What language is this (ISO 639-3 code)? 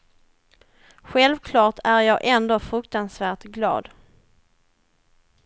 swe